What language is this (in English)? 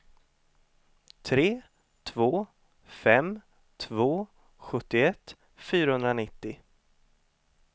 Swedish